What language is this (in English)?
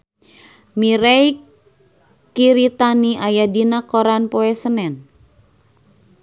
Sundanese